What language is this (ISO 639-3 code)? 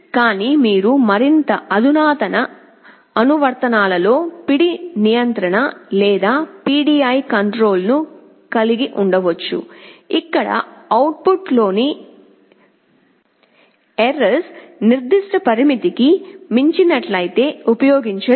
tel